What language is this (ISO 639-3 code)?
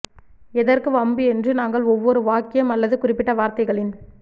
tam